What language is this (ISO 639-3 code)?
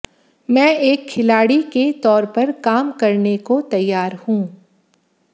hin